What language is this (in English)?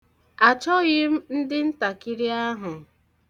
Igbo